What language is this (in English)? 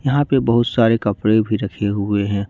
Hindi